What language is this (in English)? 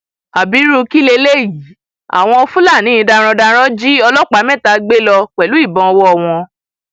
Yoruba